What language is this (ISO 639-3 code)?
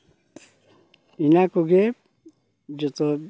sat